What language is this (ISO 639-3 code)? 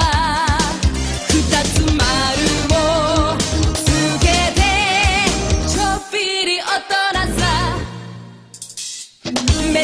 kor